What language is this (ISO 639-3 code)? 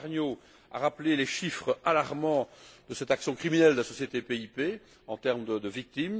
fra